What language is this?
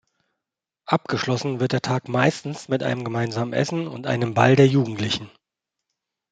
German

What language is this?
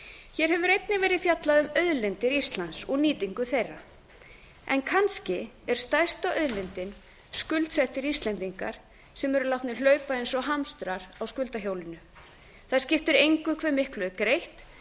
Icelandic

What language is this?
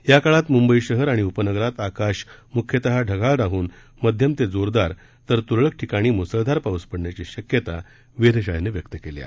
Marathi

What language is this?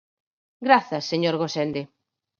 Galician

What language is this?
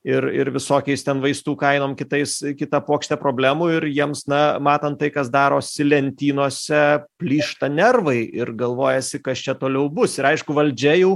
Lithuanian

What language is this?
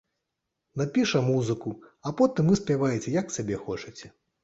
Belarusian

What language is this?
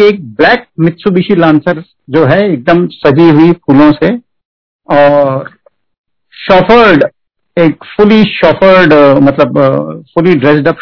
Hindi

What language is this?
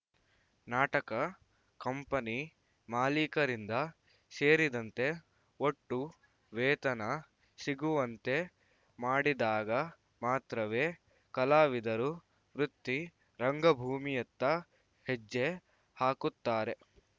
Kannada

